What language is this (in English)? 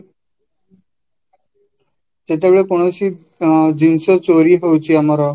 Odia